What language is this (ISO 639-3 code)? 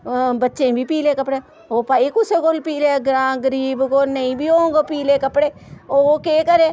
doi